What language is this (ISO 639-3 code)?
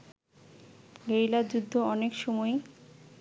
ben